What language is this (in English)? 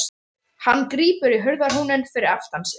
Icelandic